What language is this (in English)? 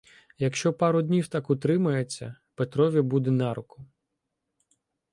Ukrainian